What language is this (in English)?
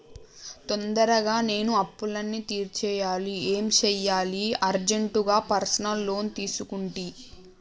Telugu